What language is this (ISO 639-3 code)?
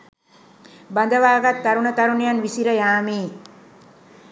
sin